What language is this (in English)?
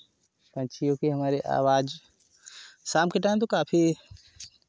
Hindi